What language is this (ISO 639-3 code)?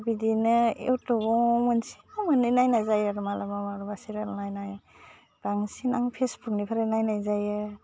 brx